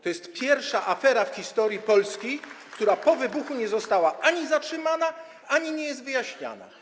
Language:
Polish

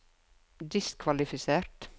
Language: Norwegian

